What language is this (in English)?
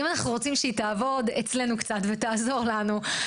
Hebrew